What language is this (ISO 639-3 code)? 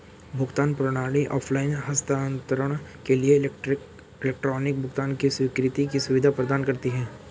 hin